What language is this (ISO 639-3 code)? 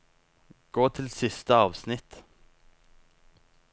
nor